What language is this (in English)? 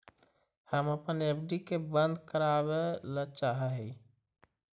Magahi